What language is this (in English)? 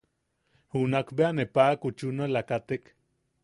Yaqui